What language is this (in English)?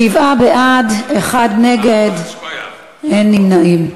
Hebrew